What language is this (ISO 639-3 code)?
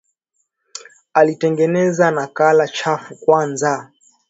swa